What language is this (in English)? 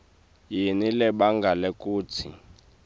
Swati